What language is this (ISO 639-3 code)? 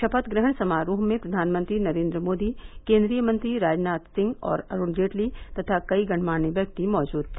hin